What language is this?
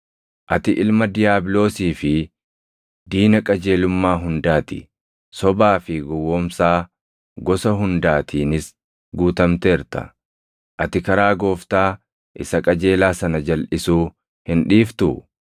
Oromo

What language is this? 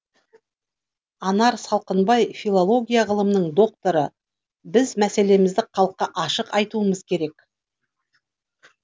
Kazakh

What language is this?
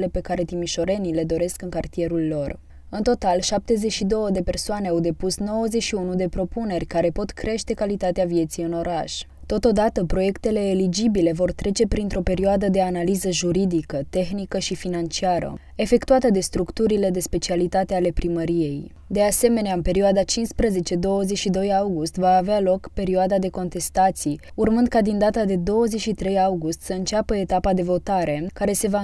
Romanian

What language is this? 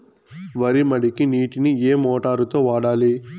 Telugu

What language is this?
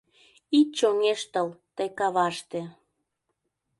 Mari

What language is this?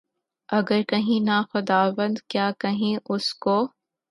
Urdu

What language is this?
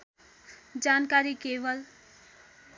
Nepali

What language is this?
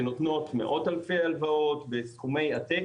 Hebrew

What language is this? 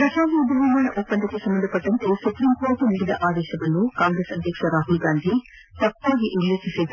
Kannada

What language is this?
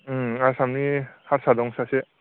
Bodo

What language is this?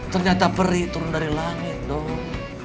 Indonesian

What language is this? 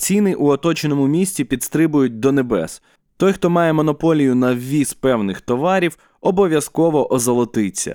Ukrainian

